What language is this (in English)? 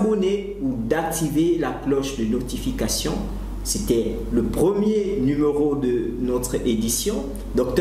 French